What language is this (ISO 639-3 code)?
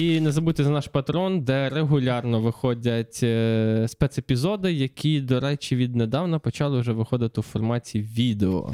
ukr